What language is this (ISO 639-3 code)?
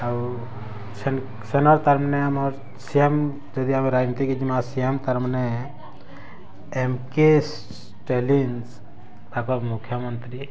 ori